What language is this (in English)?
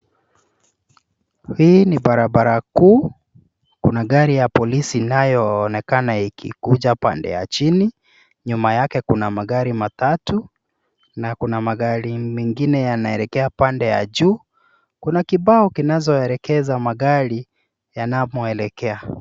Swahili